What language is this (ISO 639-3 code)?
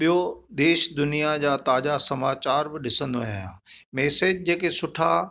snd